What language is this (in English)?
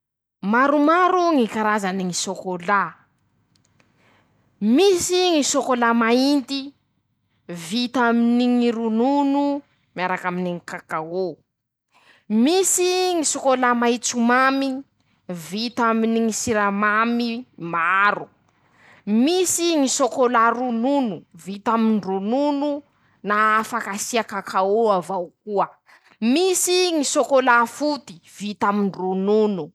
Masikoro Malagasy